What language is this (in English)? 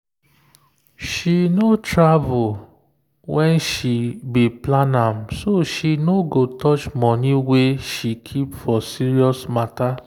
Nigerian Pidgin